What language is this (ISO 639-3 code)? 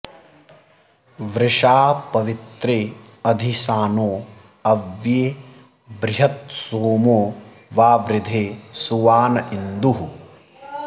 san